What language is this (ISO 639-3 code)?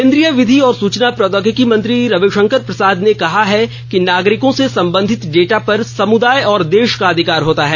hin